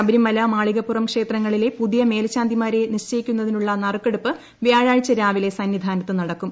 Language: Malayalam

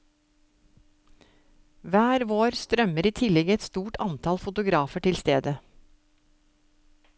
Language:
Norwegian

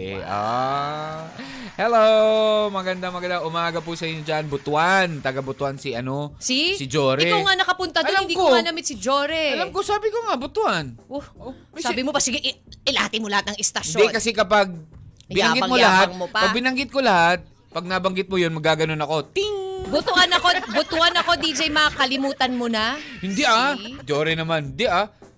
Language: Filipino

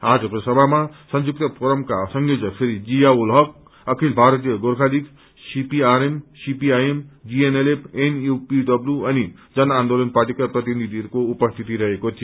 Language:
Nepali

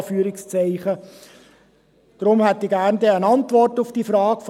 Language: Swiss German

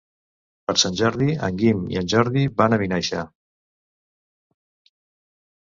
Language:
Catalan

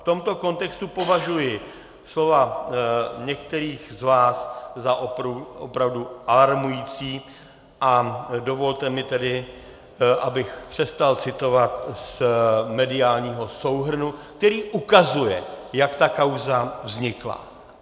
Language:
Czech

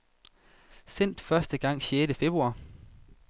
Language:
Danish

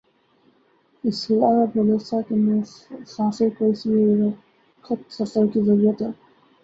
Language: Urdu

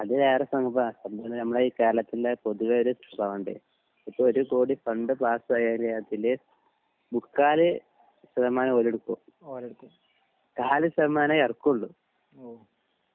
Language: Malayalam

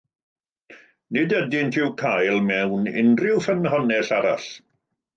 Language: Welsh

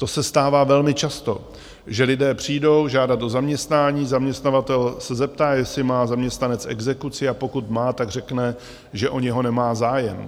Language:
Czech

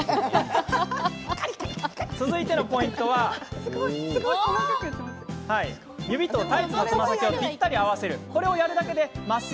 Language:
Japanese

